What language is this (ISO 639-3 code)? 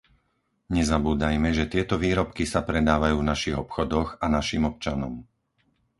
slk